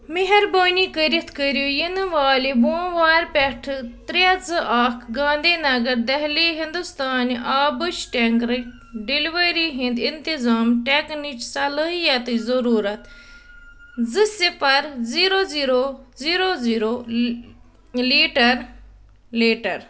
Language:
Kashmiri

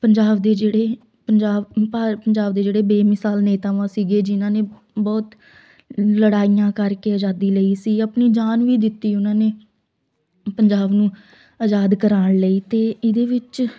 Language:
Punjabi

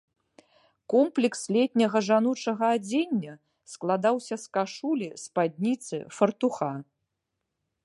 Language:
Belarusian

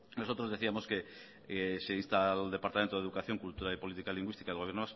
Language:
Spanish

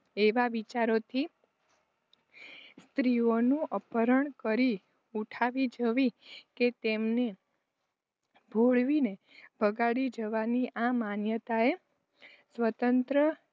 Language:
Gujarati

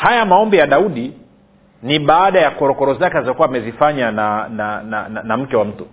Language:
Swahili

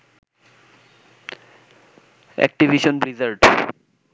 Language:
Bangla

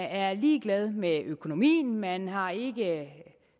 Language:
Danish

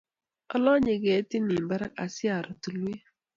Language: Kalenjin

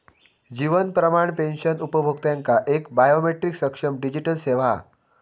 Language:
Marathi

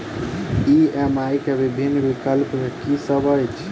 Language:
Maithili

